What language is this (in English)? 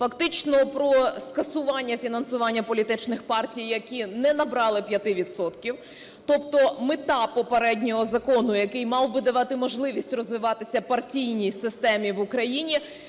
Ukrainian